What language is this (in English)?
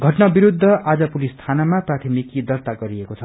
Nepali